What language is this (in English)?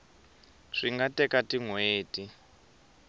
Tsonga